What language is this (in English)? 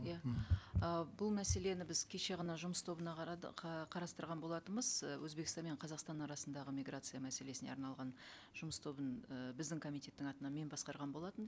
Kazakh